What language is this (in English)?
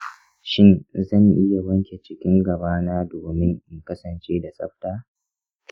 Hausa